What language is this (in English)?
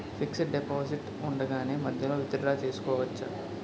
Telugu